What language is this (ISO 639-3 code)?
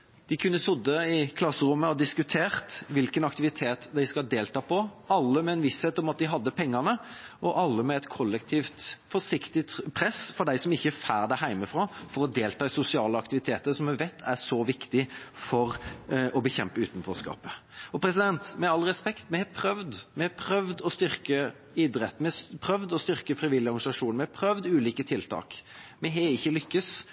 nob